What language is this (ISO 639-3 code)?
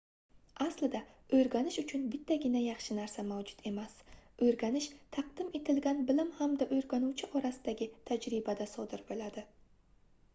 uzb